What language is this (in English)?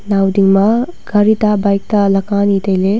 Wancho Naga